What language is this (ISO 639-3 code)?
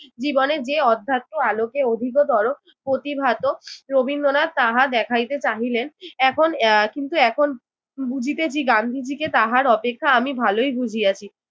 ben